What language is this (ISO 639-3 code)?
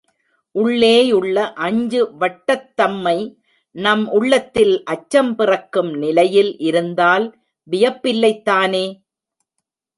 tam